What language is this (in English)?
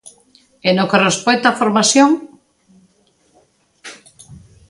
Galician